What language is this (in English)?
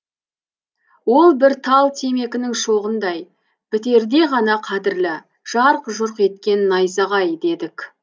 Kazakh